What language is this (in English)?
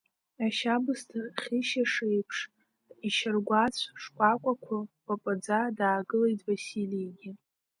Abkhazian